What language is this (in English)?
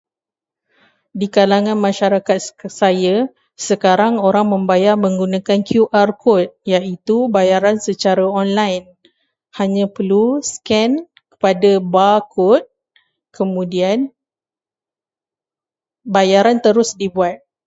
Malay